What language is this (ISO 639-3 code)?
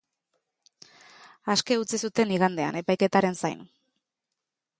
eus